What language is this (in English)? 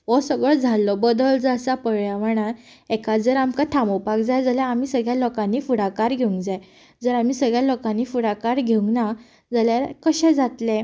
Konkani